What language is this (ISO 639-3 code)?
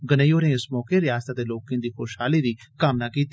doi